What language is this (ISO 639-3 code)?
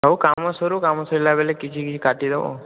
ori